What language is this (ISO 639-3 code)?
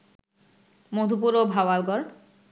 ben